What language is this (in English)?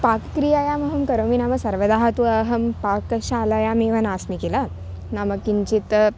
Sanskrit